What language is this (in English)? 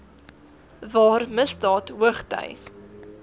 Afrikaans